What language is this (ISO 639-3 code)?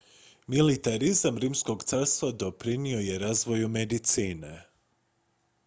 hrv